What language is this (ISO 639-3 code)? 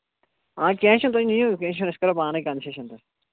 kas